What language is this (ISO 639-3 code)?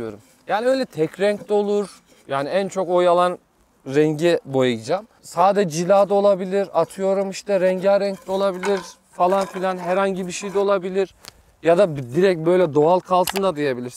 tur